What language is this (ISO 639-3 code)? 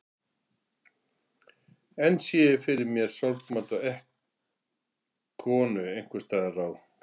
isl